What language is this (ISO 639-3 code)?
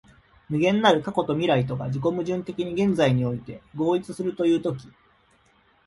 jpn